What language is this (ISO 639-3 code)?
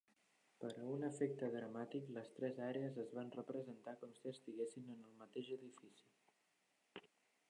cat